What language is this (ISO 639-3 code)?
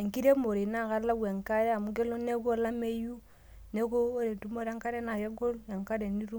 mas